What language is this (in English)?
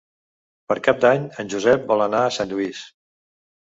Catalan